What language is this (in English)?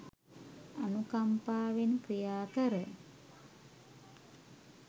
Sinhala